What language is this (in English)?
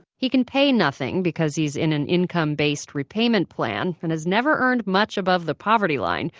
English